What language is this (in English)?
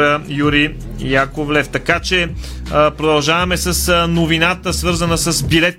Bulgarian